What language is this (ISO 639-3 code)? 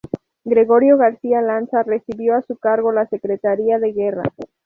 spa